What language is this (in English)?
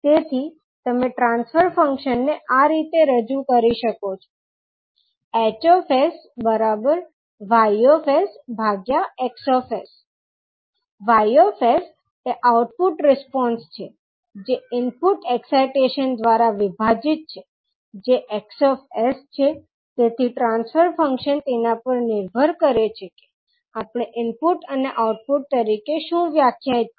Gujarati